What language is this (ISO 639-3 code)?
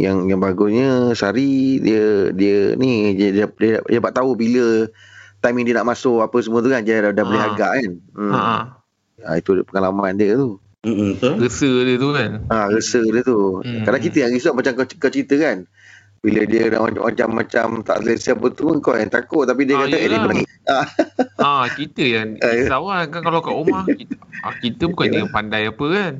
msa